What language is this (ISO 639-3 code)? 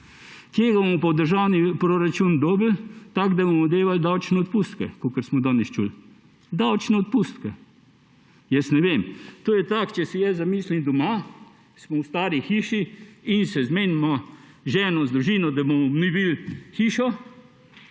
slv